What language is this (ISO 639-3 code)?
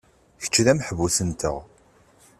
kab